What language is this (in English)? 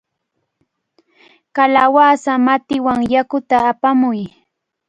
Cajatambo North Lima Quechua